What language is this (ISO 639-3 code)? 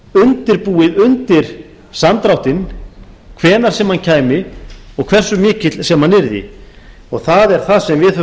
isl